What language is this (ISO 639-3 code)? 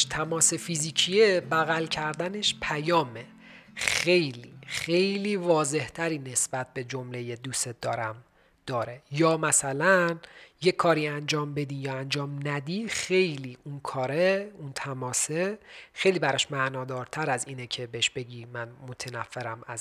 fas